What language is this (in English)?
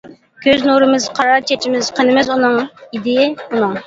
Uyghur